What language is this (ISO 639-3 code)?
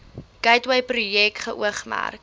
afr